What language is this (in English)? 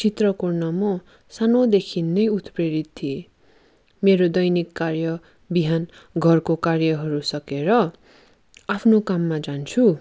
Nepali